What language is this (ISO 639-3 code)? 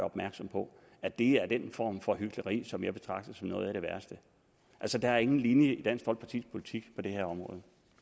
dan